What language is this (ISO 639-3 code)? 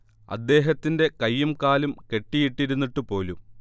mal